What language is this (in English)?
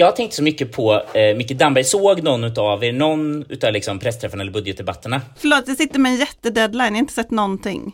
Swedish